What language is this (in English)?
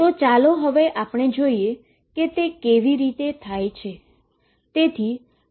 Gujarati